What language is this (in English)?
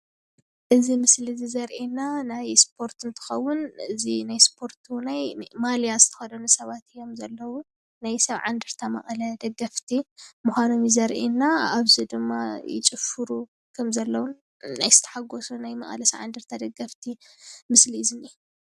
Tigrinya